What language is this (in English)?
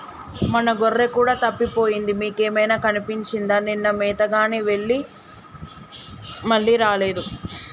Telugu